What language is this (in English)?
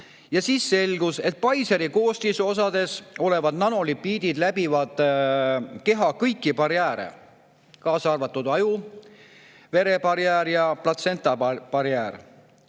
Estonian